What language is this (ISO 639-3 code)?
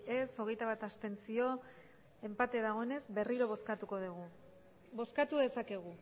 eus